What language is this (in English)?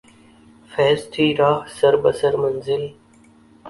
Urdu